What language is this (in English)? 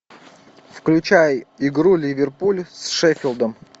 Russian